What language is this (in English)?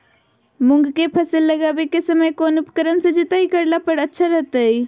Magahi